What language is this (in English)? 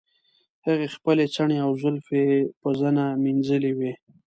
Pashto